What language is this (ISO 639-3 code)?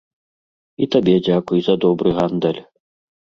bel